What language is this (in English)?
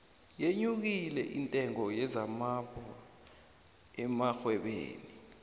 South Ndebele